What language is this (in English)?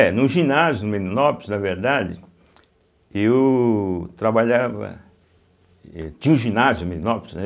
Portuguese